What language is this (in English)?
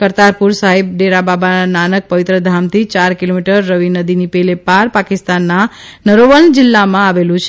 Gujarati